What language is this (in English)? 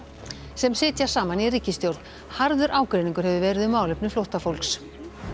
Icelandic